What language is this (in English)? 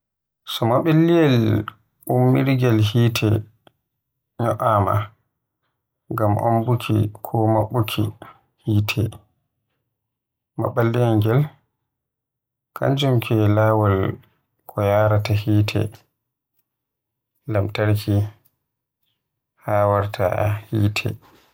Western Niger Fulfulde